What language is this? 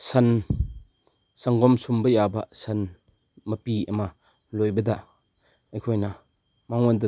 Manipuri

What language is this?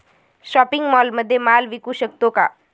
Marathi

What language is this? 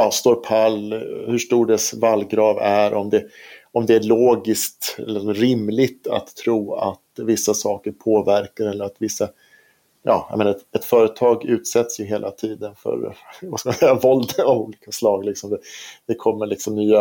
Swedish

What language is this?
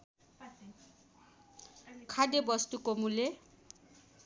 Nepali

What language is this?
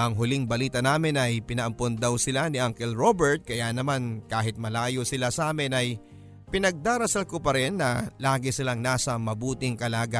Filipino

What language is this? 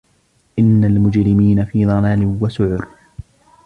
Arabic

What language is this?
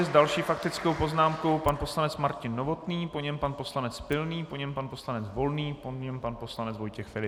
Czech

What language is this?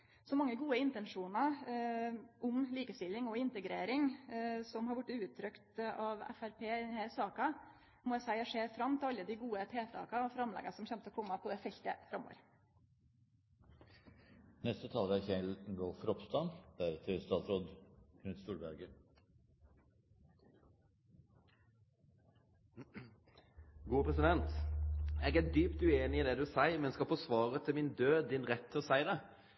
Norwegian Nynorsk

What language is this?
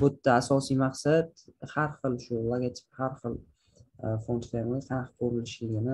Turkish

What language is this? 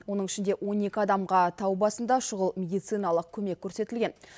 Kazakh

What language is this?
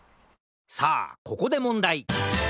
Japanese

